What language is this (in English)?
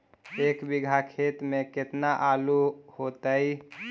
Magahi